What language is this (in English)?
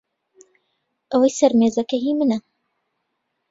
Central Kurdish